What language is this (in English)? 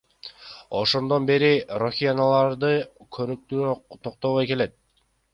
Kyrgyz